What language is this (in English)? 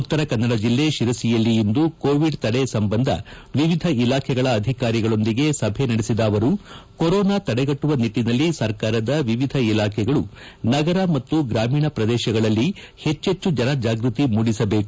Kannada